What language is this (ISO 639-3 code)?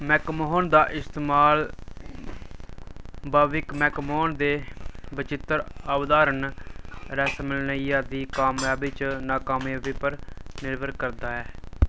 doi